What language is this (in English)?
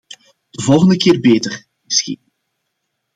Dutch